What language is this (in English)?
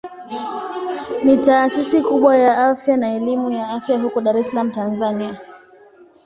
Swahili